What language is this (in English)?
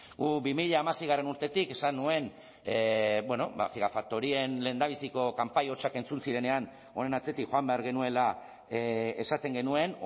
Basque